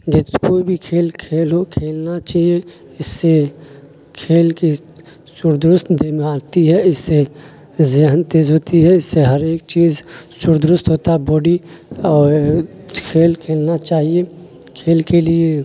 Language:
Urdu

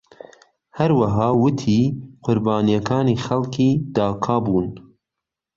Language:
Central Kurdish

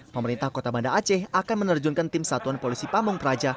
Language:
Indonesian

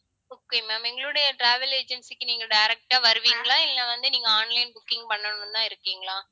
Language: Tamil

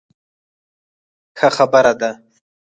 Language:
Pashto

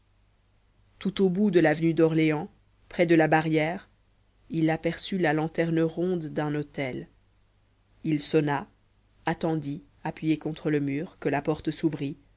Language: French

